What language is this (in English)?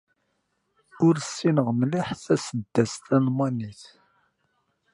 Kabyle